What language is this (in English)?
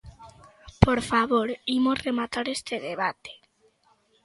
Galician